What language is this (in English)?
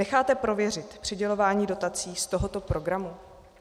Czech